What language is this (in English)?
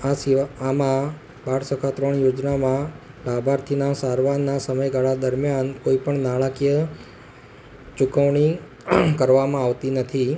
Gujarati